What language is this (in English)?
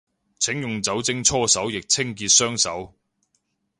Cantonese